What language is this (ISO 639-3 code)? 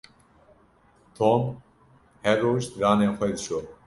kur